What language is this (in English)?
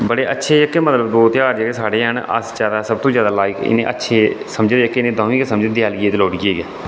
Dogri